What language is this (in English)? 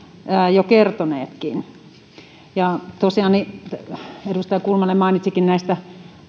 Finnish